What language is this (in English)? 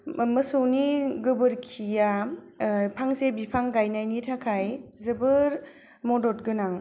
Bodo